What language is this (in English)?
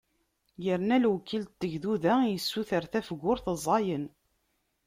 Kabyle